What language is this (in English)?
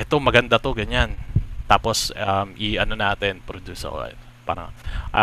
Filipino